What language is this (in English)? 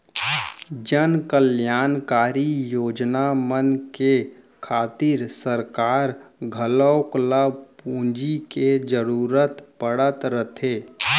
Chhattisgarhi